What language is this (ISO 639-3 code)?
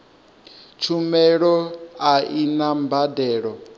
ven